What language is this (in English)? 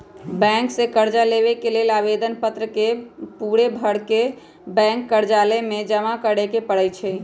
Magahi